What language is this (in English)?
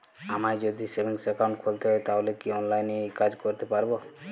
Bangla